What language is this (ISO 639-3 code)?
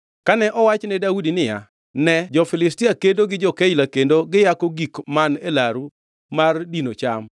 luo